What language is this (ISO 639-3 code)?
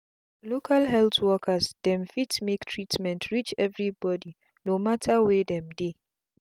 pcm